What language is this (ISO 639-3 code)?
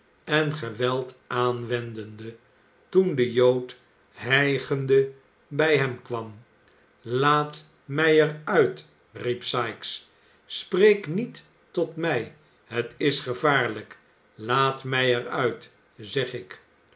nld